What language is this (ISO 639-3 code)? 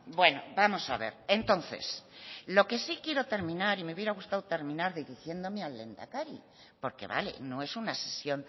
spa